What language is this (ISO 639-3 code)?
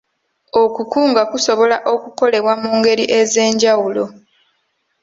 lug